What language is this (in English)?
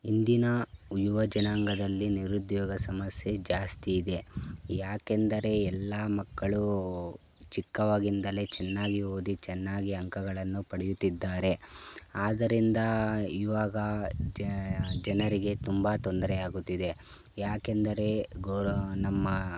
Kannada